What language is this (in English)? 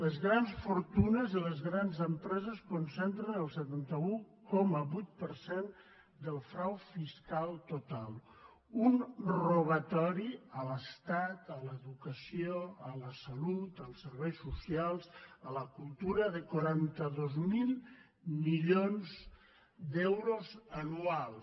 Catalan